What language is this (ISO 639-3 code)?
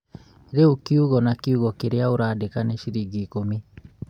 kik